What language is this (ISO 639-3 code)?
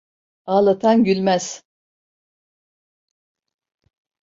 tur